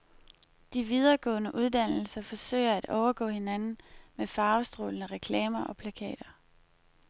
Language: Danish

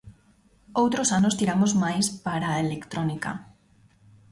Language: Galician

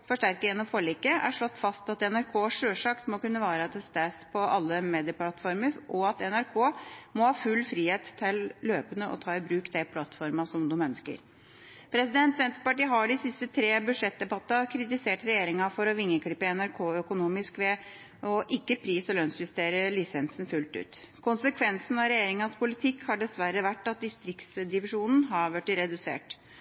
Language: Norwegian Bokmål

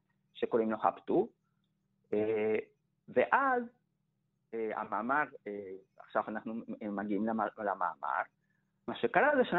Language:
Hebrew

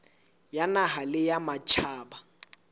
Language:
Southern Sotho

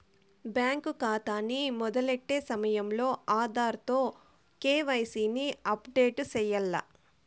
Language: Telugu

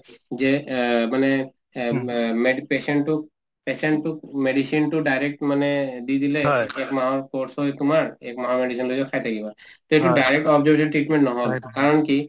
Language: Assamese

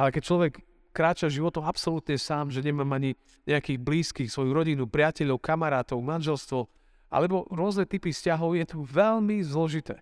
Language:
Slovak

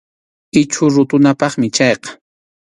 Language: Arequipa-La Unión Quechua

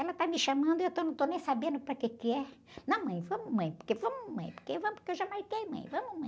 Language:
Portuguese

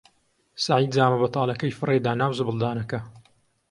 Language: Central Kurdish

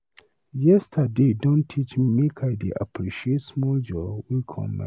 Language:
Nigerian Pidgin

